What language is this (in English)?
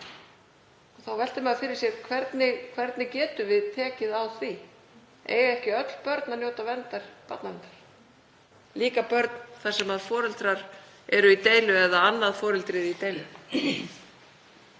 Icelandic